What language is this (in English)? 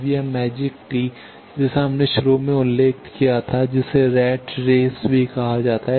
Hindi